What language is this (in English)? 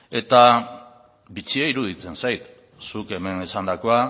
Basque